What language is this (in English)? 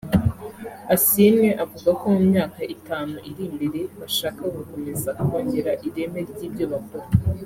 Kinyarwanda